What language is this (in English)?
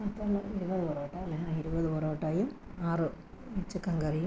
Malayalam